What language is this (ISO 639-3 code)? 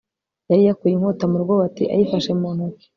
kin